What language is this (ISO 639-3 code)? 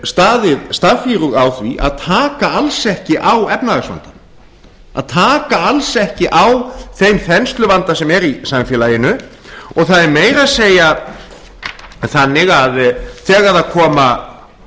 isl